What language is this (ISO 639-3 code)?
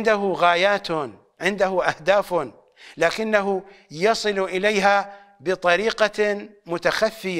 ara